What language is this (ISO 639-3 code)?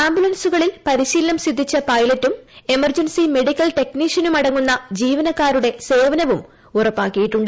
mal